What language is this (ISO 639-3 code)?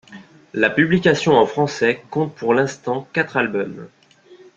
fra